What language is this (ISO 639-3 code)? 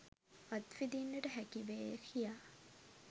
sin